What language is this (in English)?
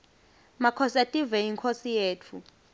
Swati